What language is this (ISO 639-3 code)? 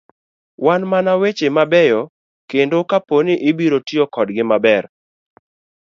luo